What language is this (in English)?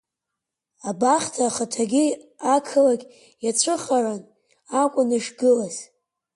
Abkhazian